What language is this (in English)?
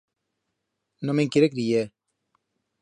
Aragonese